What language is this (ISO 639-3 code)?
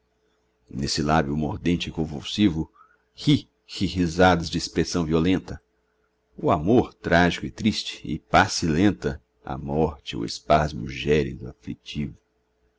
por